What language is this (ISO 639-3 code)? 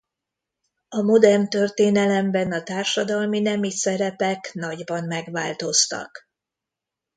hun